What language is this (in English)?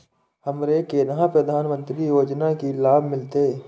Maithili